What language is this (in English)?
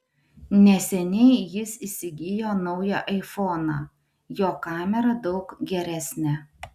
Lithuanian